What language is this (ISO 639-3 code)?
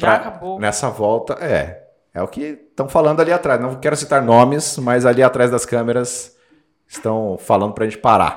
por